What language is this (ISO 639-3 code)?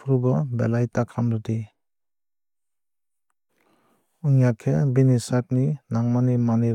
trp